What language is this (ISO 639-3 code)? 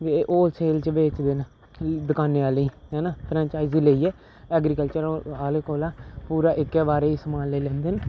doi